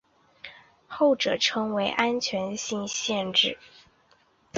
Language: Chinese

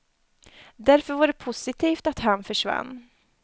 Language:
Swedish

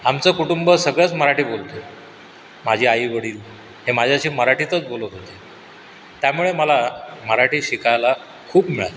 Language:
Marathi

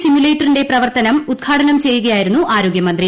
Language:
Malayalam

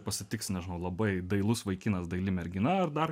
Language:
Lithuanian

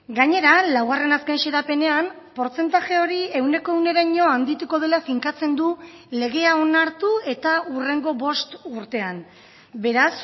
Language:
Basque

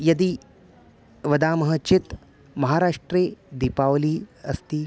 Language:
Sanskrit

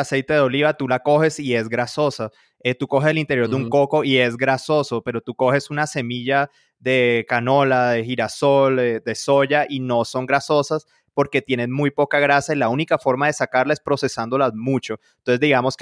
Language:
Spanish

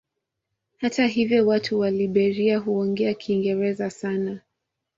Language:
Swahili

